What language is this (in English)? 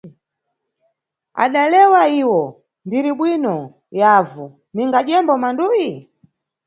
Nyungwe